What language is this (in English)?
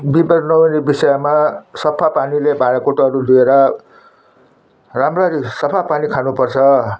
Nepali